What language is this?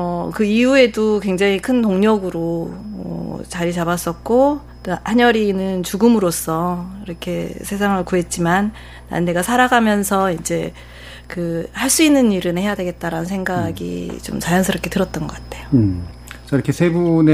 Korean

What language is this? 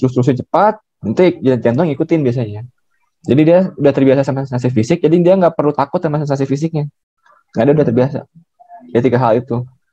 Indonesian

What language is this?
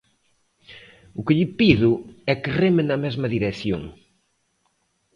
Galician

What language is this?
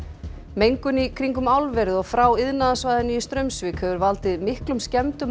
Icelandic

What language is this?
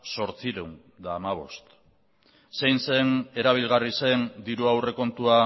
Basque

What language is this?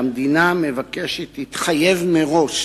Hebrew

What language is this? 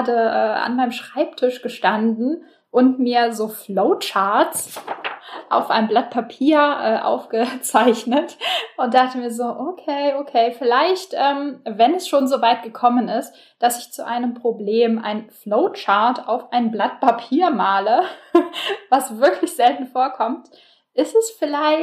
German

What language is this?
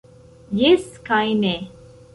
Esperanto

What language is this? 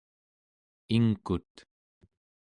Central Yupik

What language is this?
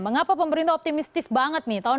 Indonesian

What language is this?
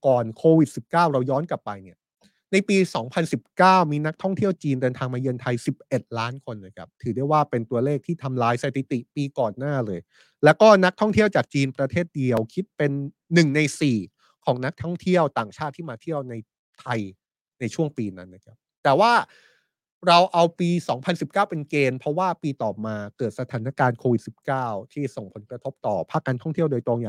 Thai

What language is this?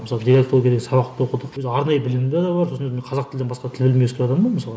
Kazakh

